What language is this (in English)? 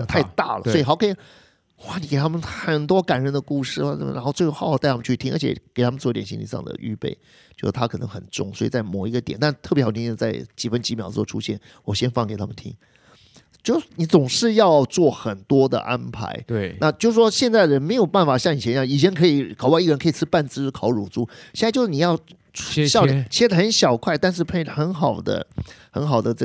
Chinese